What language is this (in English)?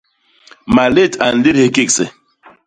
Basaa